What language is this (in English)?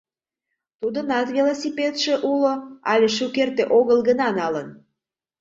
Mari